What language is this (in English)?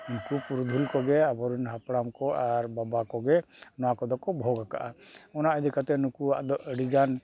Santali